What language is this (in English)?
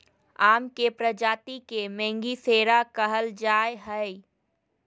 Magahi